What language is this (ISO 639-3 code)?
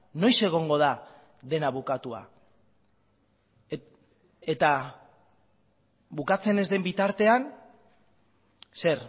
eus